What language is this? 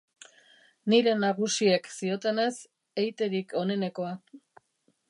Basque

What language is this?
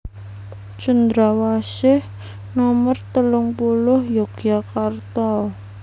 Javanese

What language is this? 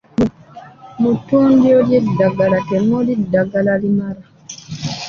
Ganda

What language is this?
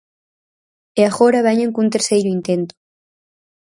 Galician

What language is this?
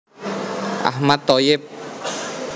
Javanese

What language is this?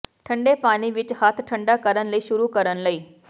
Punjabi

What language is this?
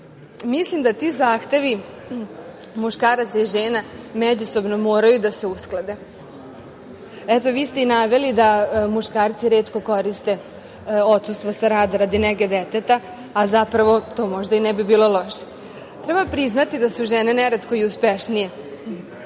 Serbian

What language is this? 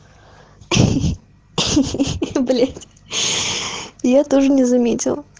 Russian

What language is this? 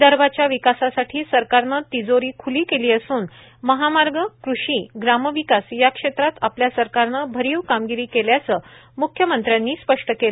Marathi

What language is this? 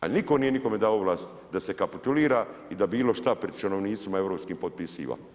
Croatian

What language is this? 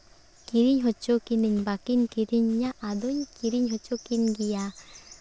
Santali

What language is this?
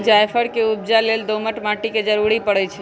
Magahi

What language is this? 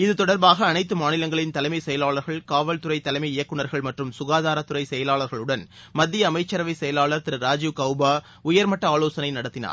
Tamil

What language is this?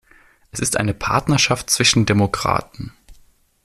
German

